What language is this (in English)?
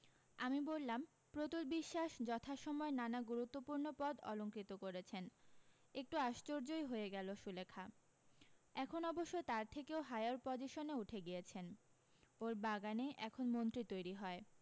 Bangla